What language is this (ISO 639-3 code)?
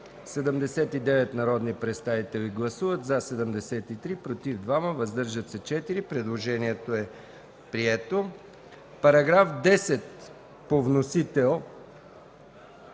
bul